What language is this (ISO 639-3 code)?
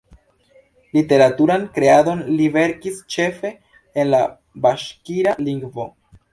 epo